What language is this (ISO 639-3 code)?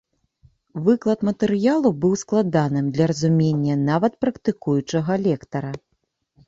bel